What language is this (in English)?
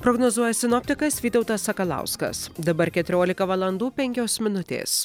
Lithuanian